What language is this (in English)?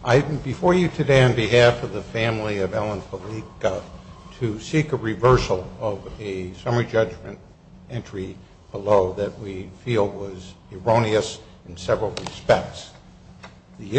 English